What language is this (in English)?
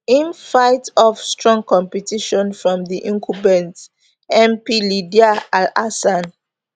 Nigerian Pidgin